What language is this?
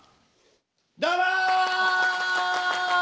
Japanese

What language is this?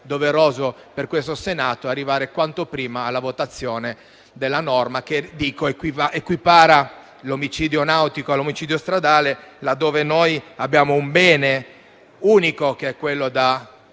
Italian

